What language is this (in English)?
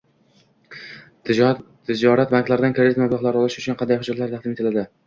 Uzbek